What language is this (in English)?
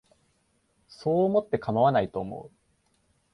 Japanese